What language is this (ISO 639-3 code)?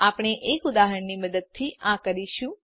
guj